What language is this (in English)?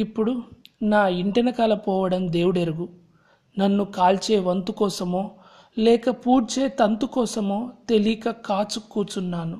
Telugu